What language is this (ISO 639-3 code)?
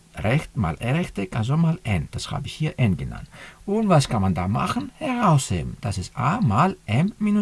deu